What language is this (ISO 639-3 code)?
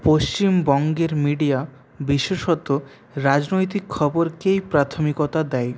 ben